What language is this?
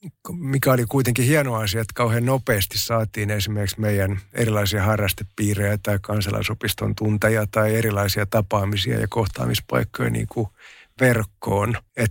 Finnish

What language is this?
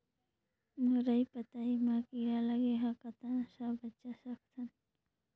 Chhattisgarhi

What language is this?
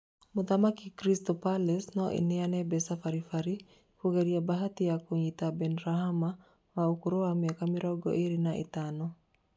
Kikuyu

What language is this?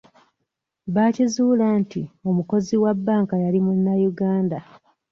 Ganda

